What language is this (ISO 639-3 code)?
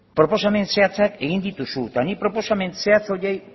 eus